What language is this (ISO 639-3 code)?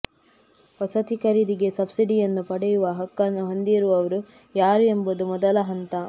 kan